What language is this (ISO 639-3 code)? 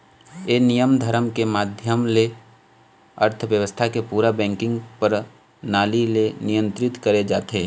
hne